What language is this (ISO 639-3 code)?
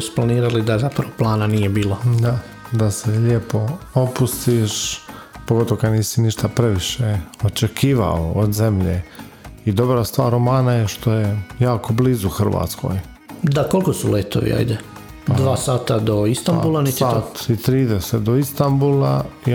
hrv